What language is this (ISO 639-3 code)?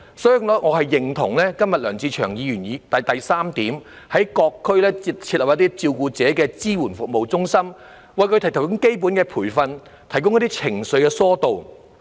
yue